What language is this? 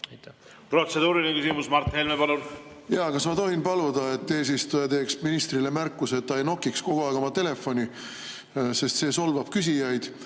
Estonian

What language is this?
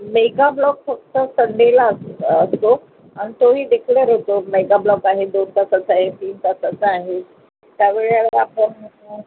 Marathi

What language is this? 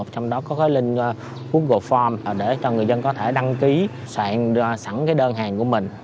Vietnamese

